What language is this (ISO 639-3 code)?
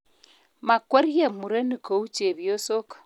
kln